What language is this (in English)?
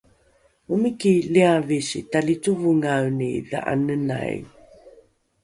Rukai